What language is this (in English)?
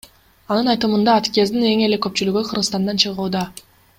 Kyrgyz